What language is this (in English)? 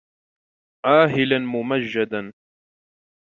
Arabic